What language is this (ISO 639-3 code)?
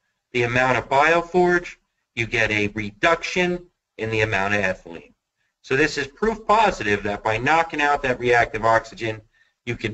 eng